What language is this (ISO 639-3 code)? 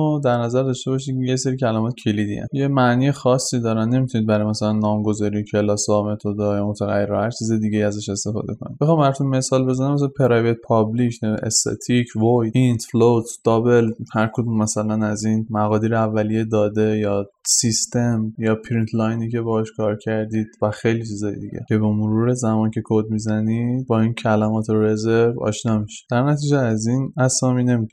fas